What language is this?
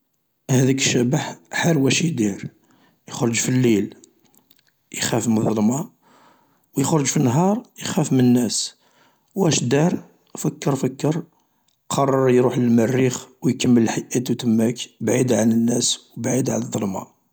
Algerian Arabic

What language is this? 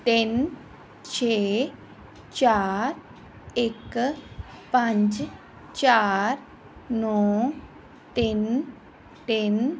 Punjabi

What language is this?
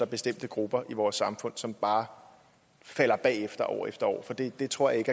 Danish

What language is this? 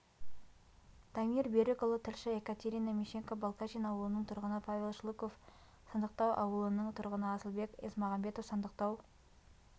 Kazakh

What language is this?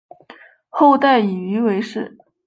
Chinese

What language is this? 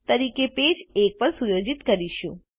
Gujarati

